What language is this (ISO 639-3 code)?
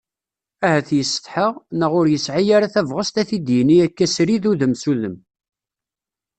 kab